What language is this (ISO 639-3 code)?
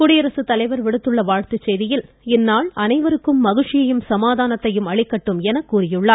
tam